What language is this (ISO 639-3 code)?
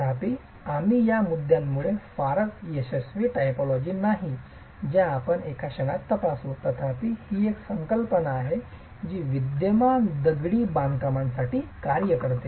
mar